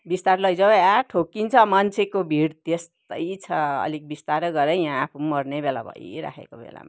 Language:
Nepali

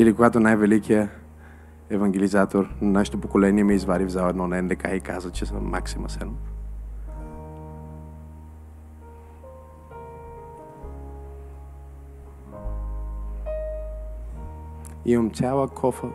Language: Bulgarian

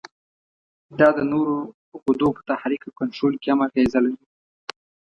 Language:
Pashto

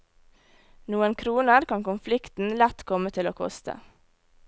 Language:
Norwegian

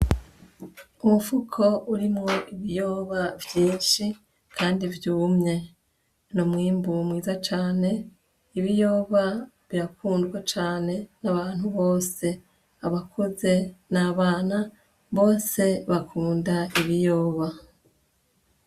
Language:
Rundi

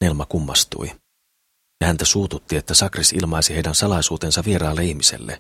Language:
Finnish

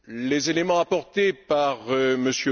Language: French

